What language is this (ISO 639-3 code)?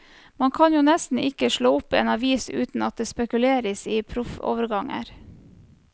nor